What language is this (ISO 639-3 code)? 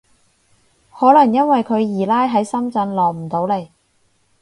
yue